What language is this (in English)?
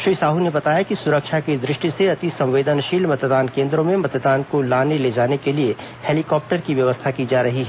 Hindi